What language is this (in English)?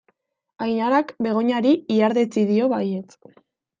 Basque